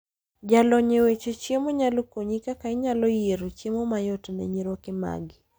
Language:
Luo (Kenya and Tanzania)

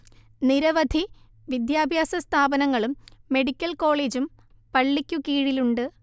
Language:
Malayalam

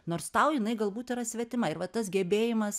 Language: Lithuanian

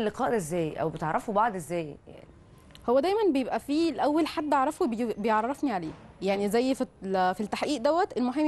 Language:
Arabic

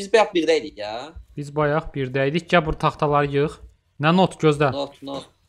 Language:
Turkish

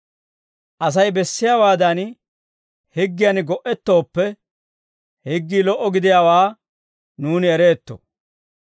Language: Dawro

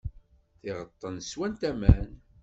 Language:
Kabyle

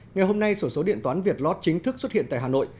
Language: Vietnamese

